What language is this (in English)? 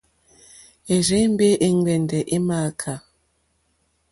Mokpwe